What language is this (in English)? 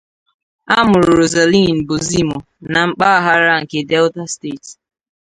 Igbo